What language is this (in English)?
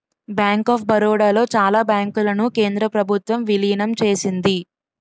Telugu